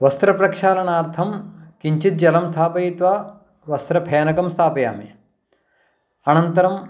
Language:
Sanskrit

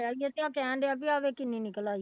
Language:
Punjabi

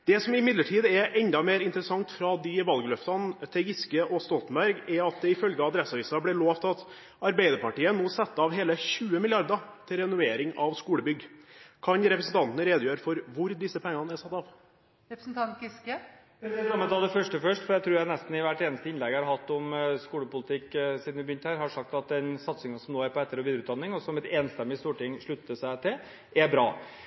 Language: Norwegian Bokmål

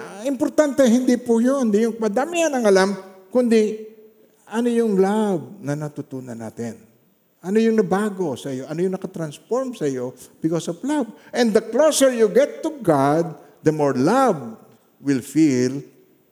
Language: Filipino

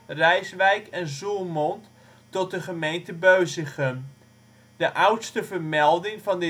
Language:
Dutch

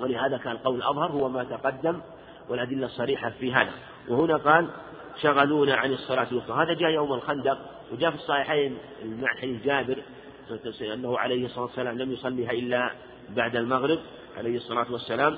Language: Arabic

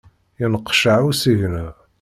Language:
Kabyle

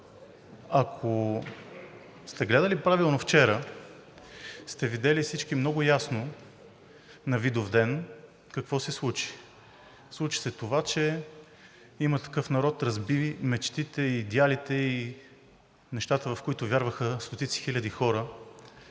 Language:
Bulgarian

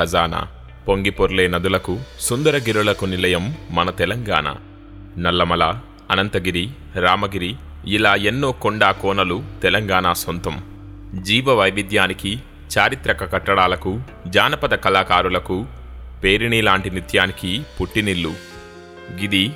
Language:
Telugu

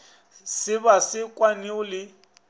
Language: Northern Sotho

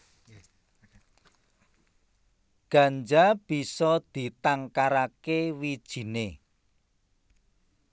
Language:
Javanese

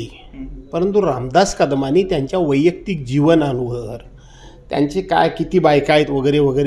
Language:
Marathi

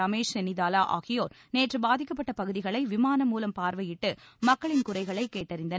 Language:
Tamil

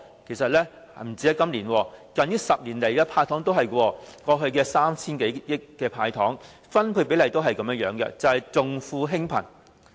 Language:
Cantonese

